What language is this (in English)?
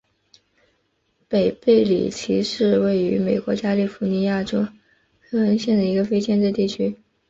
Chinese